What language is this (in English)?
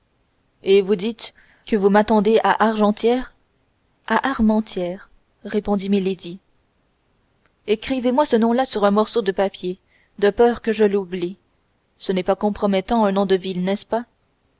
French